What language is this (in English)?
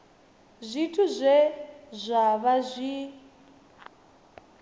Venda